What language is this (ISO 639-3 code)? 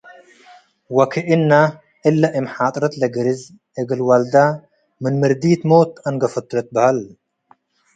tig